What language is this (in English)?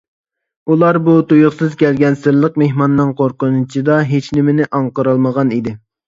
Uyghur